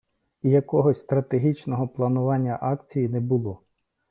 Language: Ukrainian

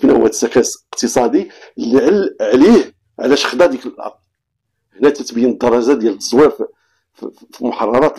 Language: Arabic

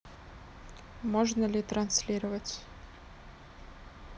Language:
Russian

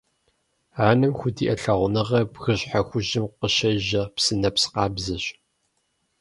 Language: Kabardian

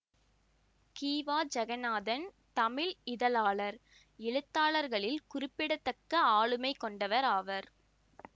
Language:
Tamil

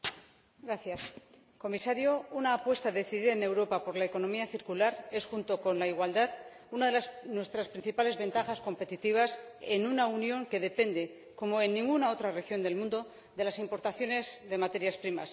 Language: Spanish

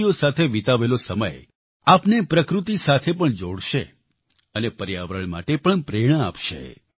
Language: Gujarati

